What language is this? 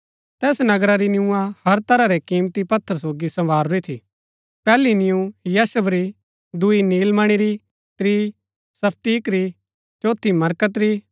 Gaddi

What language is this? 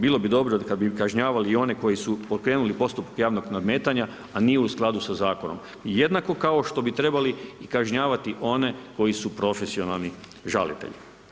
Croatian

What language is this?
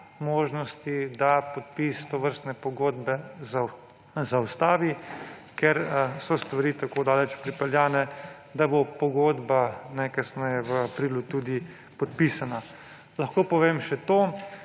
Slovenian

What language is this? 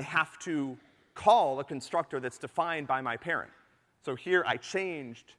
English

